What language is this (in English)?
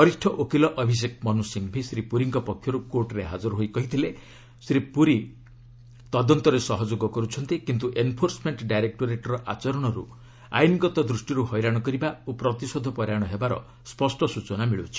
Odia